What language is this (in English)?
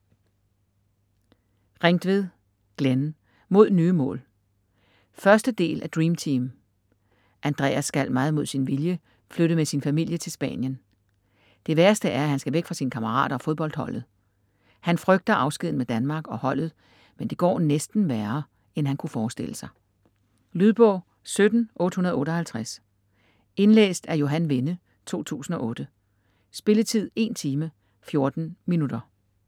Danish